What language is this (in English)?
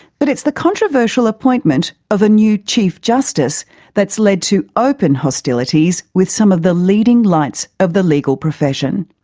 English